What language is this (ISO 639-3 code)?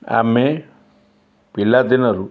ori